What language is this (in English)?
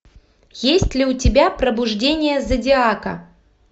Russian